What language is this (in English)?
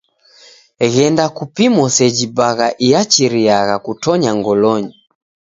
Taita